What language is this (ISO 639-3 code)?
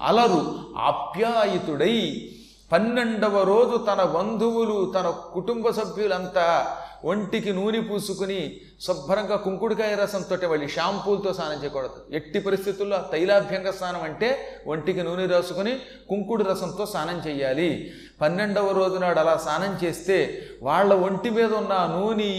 tel